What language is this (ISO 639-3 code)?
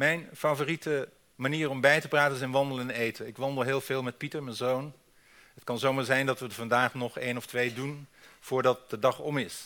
nld